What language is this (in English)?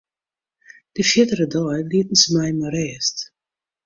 Western Frisian